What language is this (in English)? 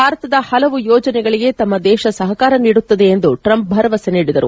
Kannada